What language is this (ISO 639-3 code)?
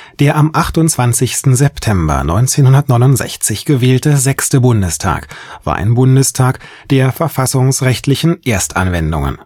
deu